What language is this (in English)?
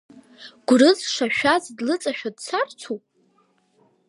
Abkhazian